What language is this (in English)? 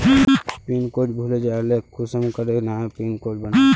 Magahi